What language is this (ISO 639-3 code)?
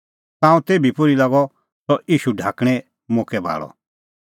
kfx